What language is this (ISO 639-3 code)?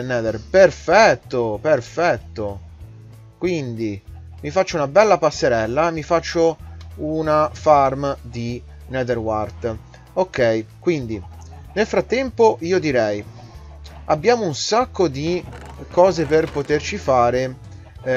ita